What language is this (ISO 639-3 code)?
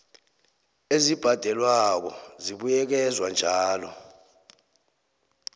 nbl